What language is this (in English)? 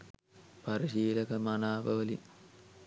Sinhala